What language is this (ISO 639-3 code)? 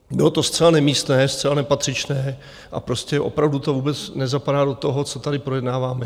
ces